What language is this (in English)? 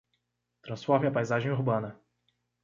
Portuguese